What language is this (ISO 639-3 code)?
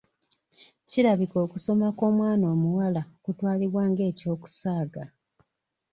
lug